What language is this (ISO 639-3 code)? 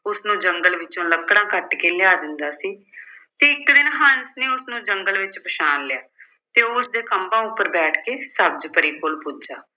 pan